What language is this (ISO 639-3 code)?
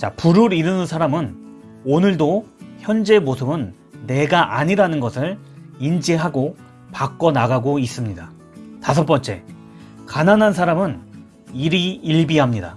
kor